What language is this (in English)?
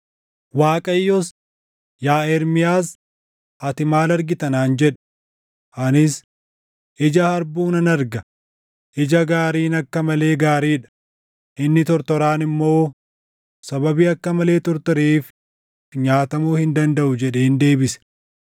Oromo